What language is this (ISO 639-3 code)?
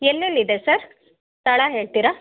kan